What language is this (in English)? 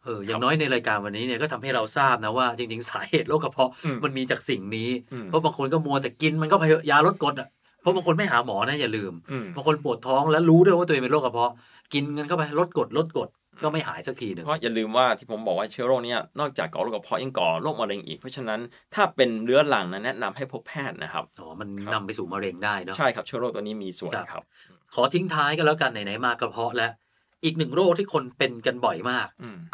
Thai